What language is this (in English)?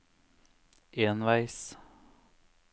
Norwegian